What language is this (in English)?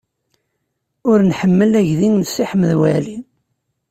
Kabyle